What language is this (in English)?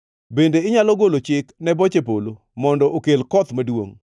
Luo (Kenya and Tanzania)